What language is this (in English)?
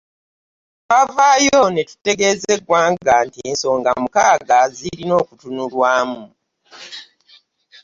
Ganda